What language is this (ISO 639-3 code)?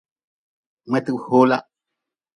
nmz